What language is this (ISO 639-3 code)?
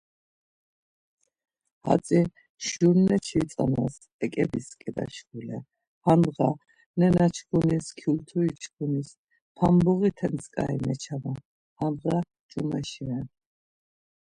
lzz